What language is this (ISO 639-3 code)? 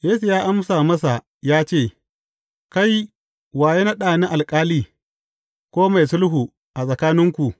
hau